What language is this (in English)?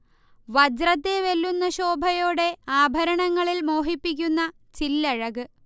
Malayalam